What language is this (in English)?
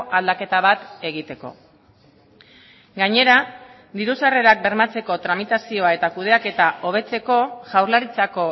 Basque